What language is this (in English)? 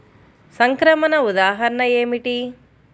Telugu